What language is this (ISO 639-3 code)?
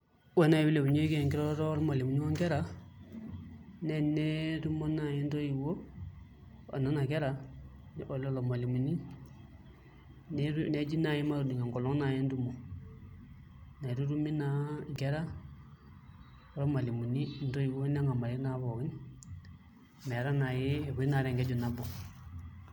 mas